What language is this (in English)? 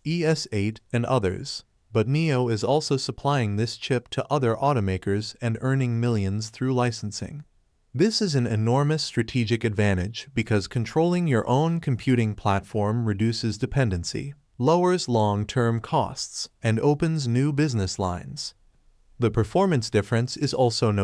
English